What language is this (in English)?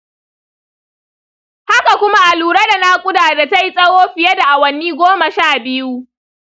Hausa